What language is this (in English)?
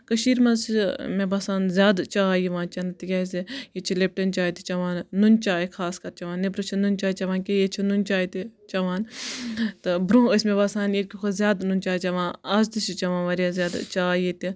Kashmiri